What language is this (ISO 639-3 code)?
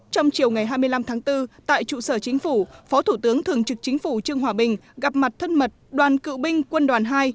vie